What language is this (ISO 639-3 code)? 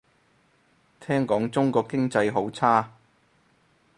yue